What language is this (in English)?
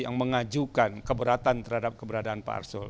Indonesian